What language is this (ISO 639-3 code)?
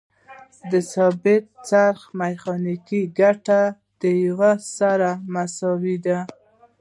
pus